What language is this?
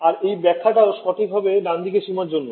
Bangla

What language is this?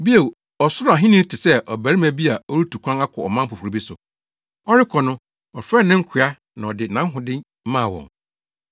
Akan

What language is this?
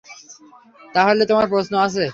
Bangla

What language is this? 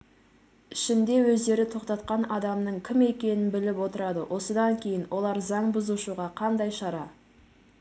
Kazakh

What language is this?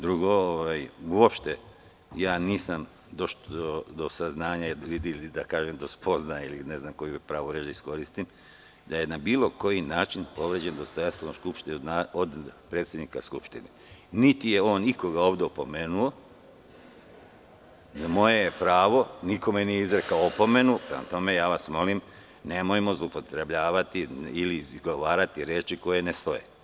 Serbian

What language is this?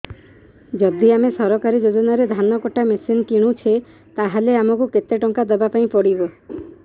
Odia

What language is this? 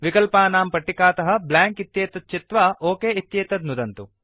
Sanskrit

